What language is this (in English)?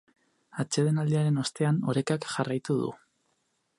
Basque